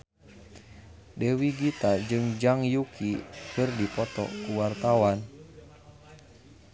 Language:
Sundanese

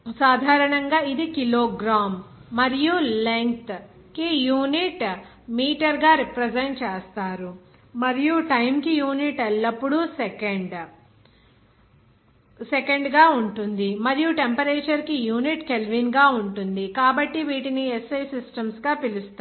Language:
Telugu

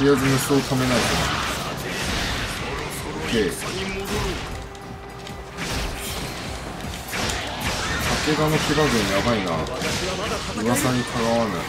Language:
Japanese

